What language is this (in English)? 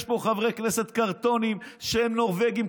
Hebrew